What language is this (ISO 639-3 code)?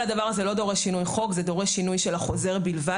heb